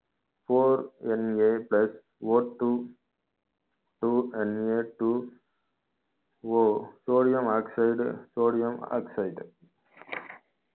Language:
Tamil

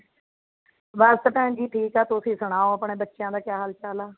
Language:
Punjabi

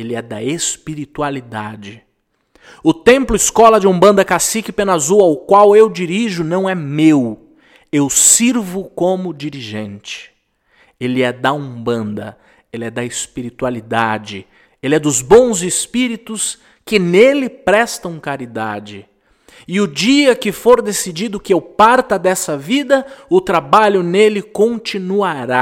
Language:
Portuguese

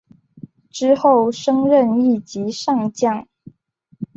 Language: Chinese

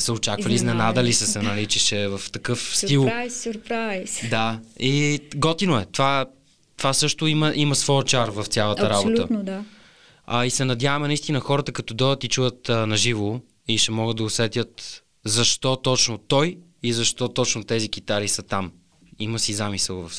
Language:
Bulgarian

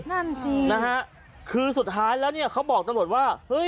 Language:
Thai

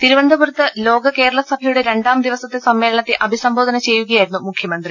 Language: Malayalam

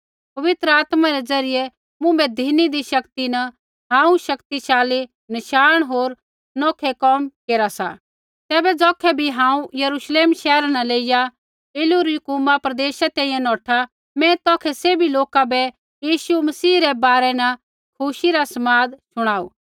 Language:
Kullu Pahari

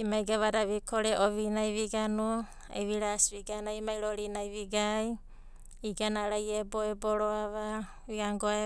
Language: Abadi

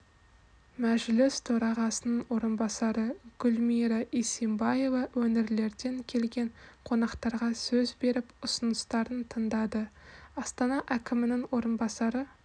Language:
Kazakh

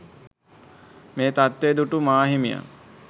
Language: Sinhala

